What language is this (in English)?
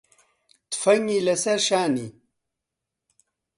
Central Kurdish